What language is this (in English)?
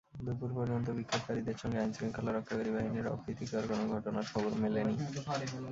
Bangla